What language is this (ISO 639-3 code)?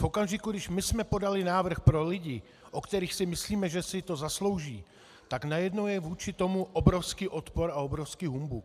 ces